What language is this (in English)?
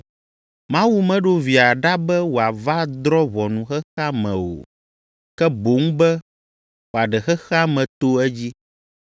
Ewe